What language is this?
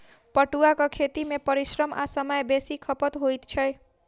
Maithili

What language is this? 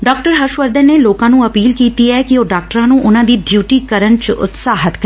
Punjabi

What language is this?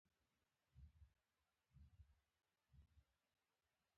Pashto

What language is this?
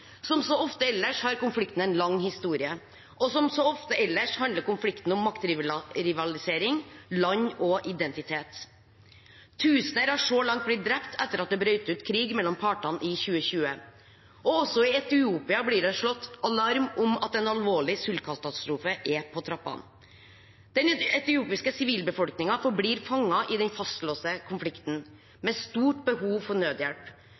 Norwegian Bokmål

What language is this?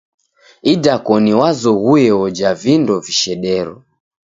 Taita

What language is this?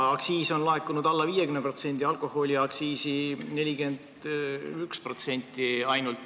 Estonian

